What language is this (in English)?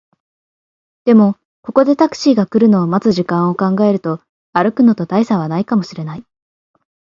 Japanese